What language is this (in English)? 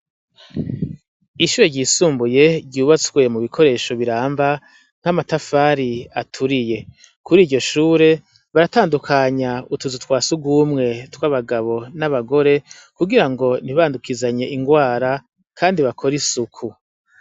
Rundi